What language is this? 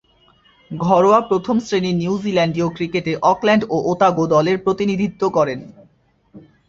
Bangla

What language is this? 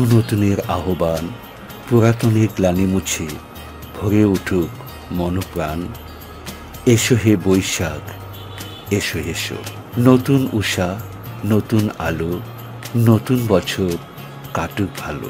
Korean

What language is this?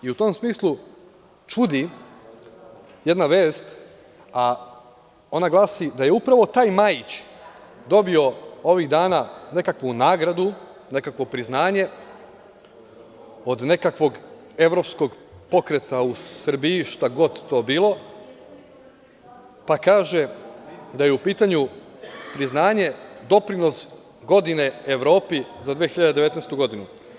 Serbian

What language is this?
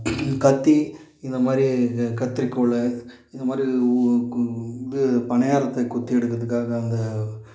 Tamil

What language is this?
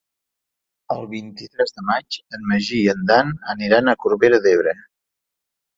Catalan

